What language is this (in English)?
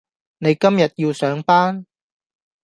Cantonese